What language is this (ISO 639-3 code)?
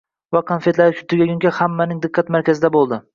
uzb